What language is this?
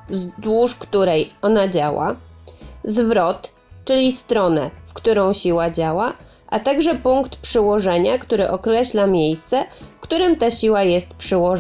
Polish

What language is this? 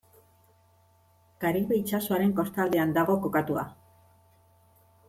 Basque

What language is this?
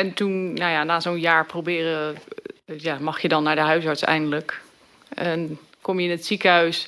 Dutch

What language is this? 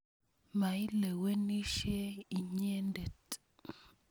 Kalenjin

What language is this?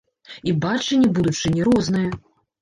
Belarusian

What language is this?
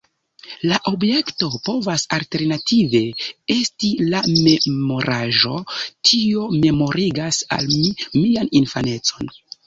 Esperanto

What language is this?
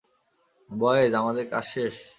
Bangla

